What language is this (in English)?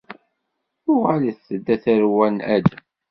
Kabyle